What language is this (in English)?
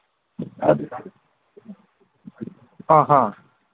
Manipuri